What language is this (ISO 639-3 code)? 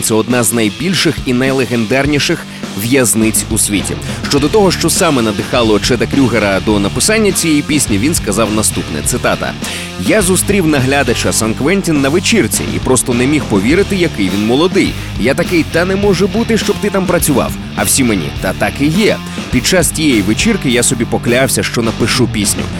ukr